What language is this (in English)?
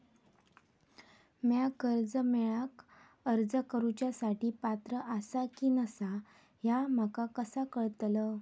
Marathi